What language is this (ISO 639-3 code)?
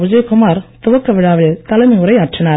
tam